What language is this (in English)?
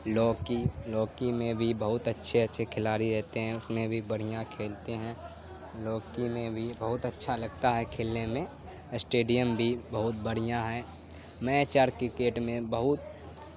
Urdu